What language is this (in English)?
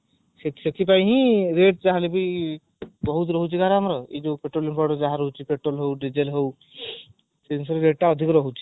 Odia